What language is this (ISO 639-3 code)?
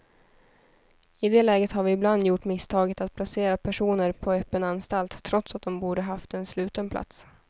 swe